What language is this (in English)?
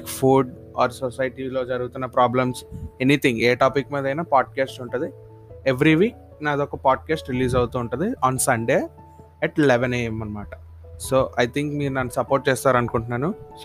Telugu